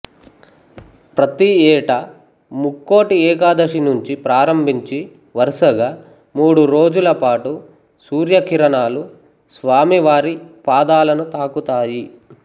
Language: Telugu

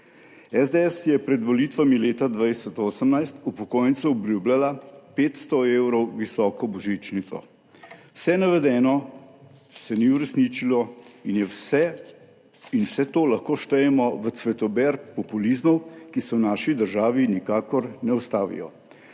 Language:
Slovenian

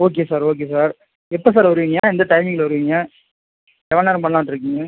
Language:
Tamil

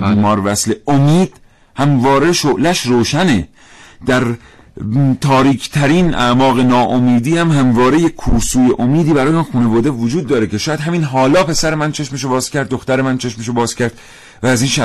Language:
Persian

